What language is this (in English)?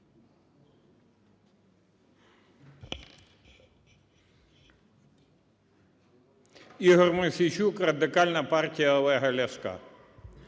Ukrainian